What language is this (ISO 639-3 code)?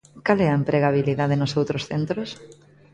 glg